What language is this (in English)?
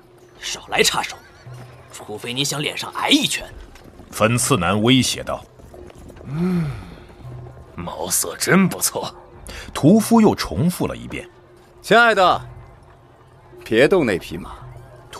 Chinese